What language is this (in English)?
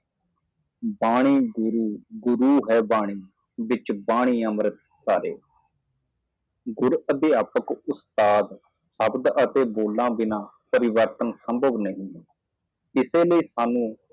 Punjabi